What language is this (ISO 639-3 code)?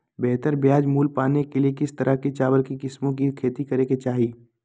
mag